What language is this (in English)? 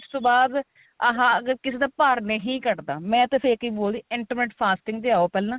Punjabi